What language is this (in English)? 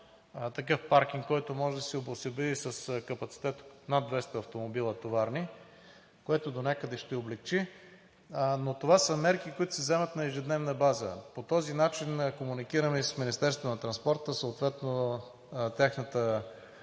Bulgarian